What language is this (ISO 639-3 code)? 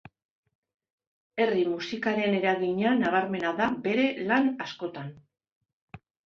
eus